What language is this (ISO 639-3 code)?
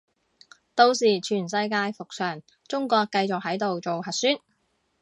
yue